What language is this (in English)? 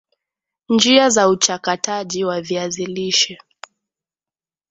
Swahili